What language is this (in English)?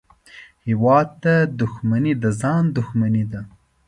Pashto